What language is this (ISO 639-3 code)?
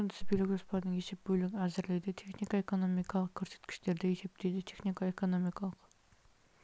kaz